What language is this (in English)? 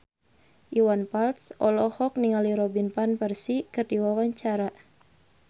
Sundanese